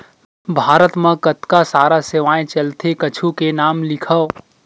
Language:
Chhattisgarhi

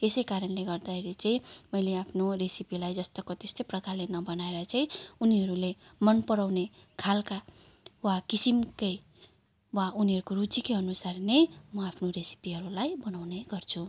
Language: Nepali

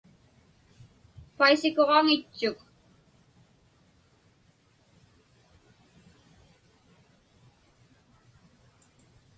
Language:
Inupiaq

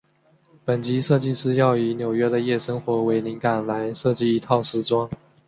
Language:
Chinese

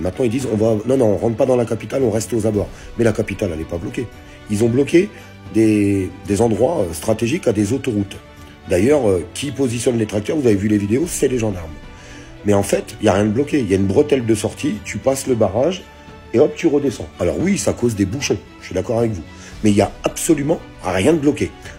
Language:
French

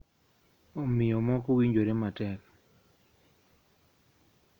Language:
Luo (Kenya and Tanzania)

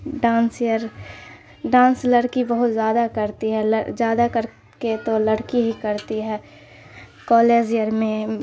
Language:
Urdu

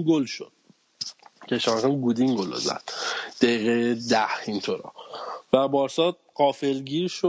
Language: Persian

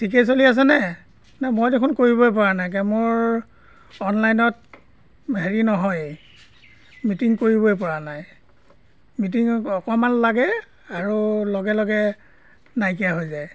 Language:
Assamese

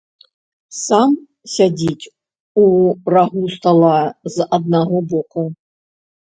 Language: Belarusian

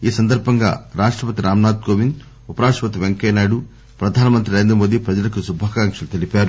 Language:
Telugu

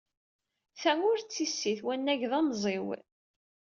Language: Kabyle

